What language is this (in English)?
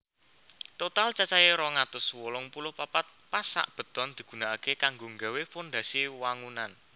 Javanese